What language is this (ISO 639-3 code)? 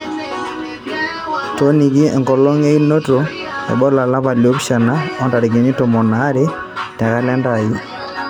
mas